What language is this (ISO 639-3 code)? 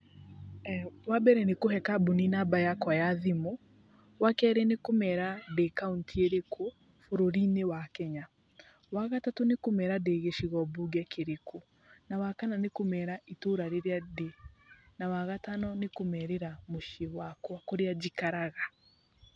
kik